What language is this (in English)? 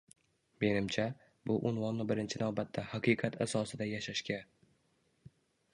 Uzbek